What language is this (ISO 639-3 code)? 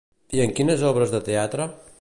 cat